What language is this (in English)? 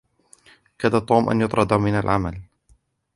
Arabic